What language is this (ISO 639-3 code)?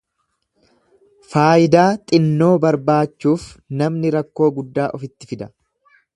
orm